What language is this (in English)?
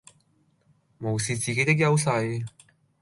Cantonese